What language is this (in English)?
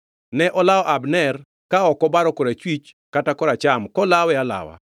Luo (Kenya and Tanzania)